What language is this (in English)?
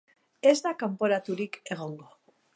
Basque